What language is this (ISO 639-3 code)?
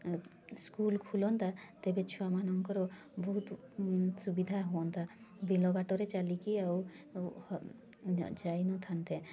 ori